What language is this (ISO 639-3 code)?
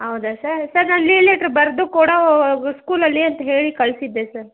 kan